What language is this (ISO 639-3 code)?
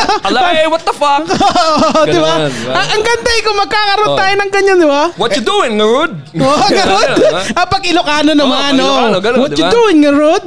fil